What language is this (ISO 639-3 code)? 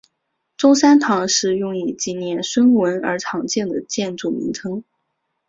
zho